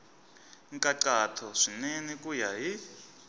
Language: Tsonga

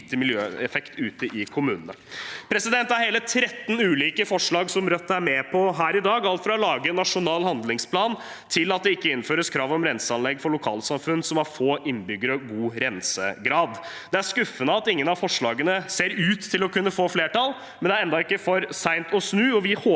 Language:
Norwegian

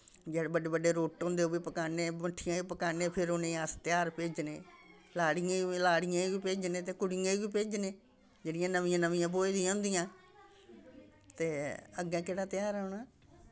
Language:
Dogri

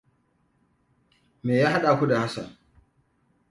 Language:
Hausa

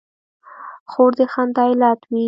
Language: Pashto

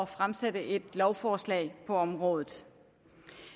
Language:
Danish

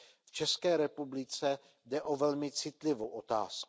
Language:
Czech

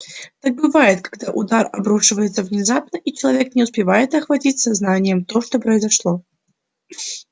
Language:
Russian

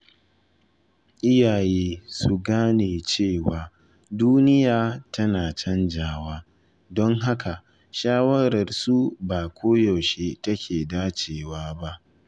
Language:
Hausa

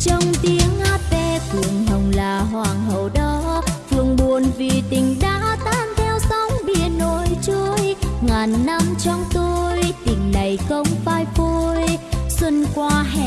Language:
Vietnamese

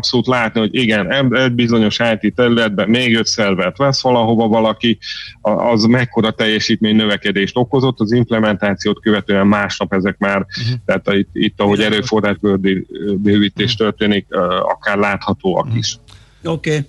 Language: Hungarian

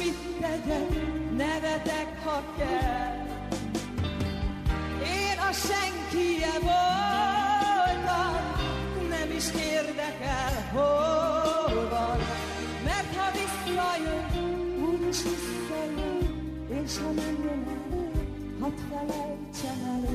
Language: Hungarian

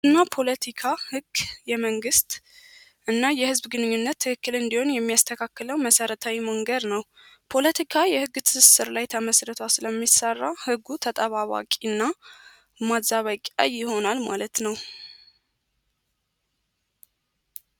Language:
Amharic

